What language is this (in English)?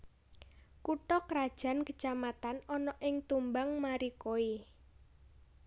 Javanese